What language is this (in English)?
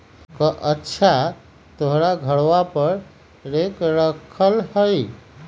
Magahi